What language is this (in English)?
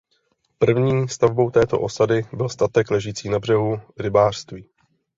Czech